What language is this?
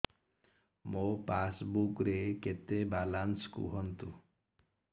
Odia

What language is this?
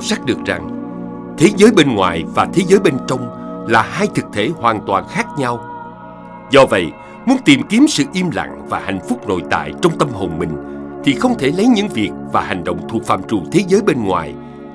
Vietnamese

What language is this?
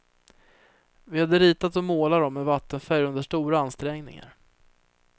Swedish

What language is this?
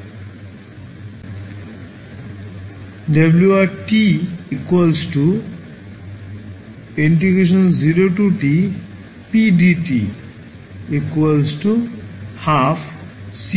Bangla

